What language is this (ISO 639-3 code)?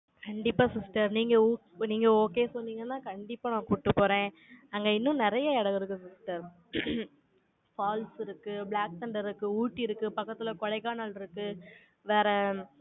tam